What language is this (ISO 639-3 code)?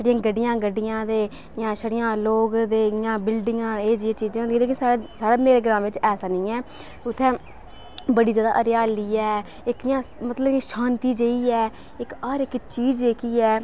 doi